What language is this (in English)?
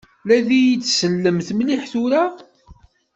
Kabyle